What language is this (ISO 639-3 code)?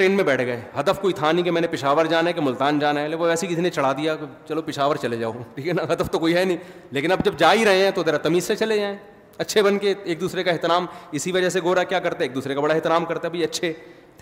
urd